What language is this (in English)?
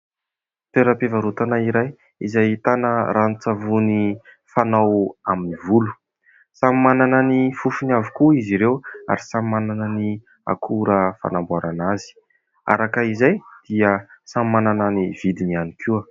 Malagasy